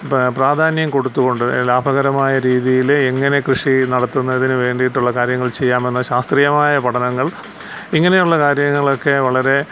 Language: Malayalam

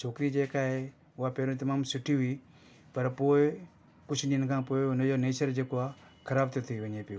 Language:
Sindhi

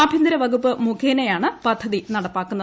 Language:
Malayalam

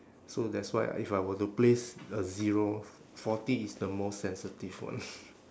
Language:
English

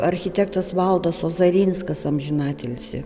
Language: Lithuanian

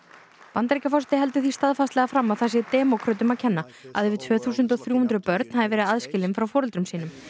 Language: Icelandic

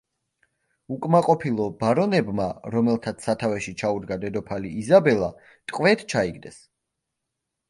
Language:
Georgian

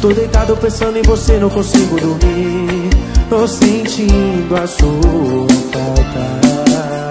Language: Portuguese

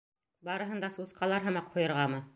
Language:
Bashkir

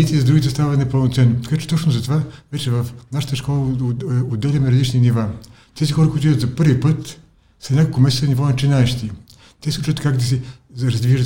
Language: Bulgarian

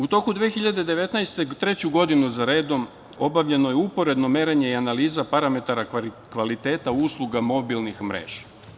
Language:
Serbian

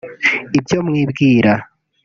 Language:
Kinyarwanda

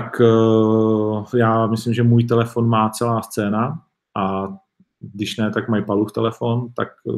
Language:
Czech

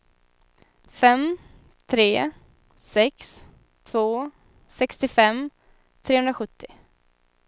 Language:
Swedish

